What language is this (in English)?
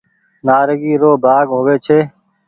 Goaria